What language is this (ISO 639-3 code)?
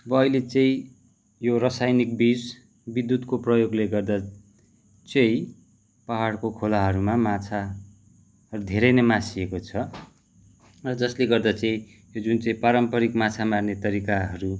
nep